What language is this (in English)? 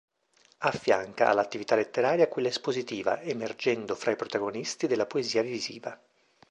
Italian